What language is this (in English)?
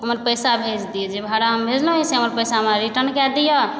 Maithili